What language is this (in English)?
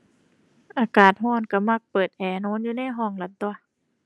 Thai